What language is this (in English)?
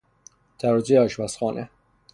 Persian